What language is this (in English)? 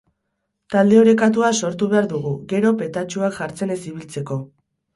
Basque